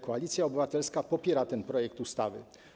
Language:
Polish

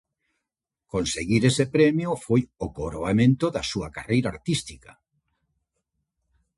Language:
Galician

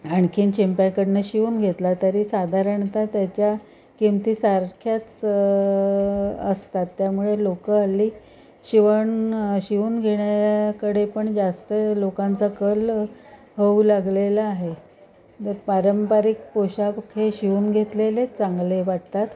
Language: Marathi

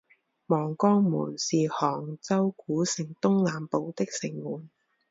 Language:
Chinese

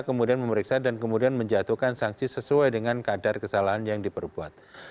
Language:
Indonesian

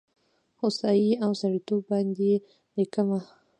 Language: Pashto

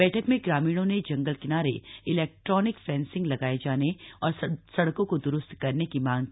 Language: Hindi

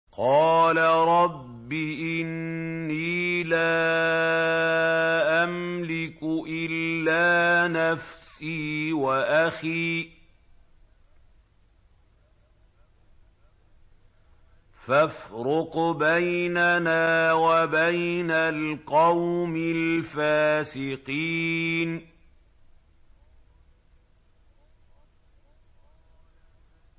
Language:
Arabic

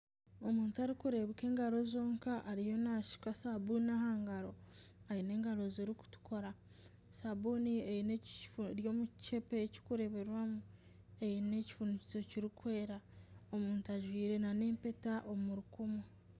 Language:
Nyankole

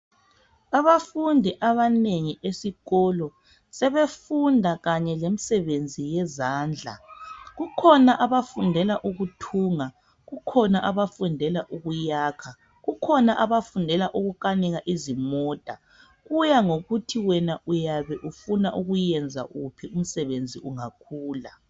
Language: North Ndebele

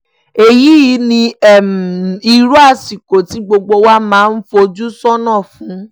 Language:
Yoruba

